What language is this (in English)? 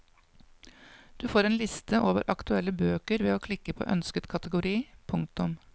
Norwegian